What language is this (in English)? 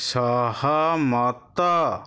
Odia